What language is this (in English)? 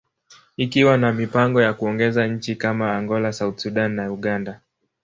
Swahili